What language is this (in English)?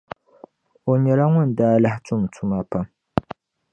Dagbani